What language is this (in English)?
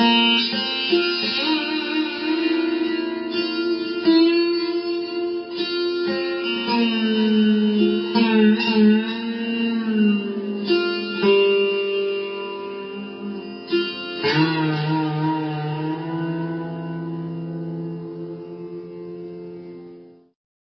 Bangla